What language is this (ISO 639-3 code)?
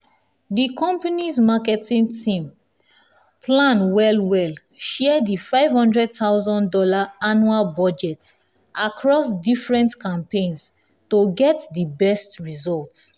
pcm